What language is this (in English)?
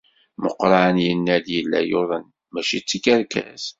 Kabyle